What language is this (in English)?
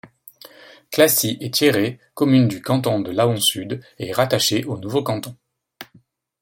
French